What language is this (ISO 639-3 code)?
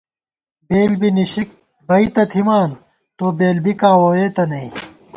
gwt